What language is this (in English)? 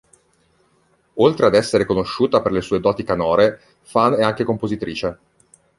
Italian